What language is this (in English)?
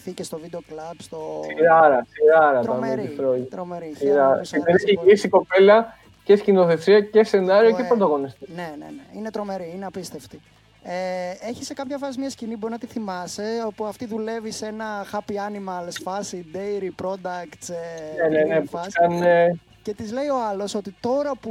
Greek